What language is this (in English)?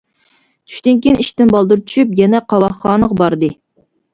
Uyghur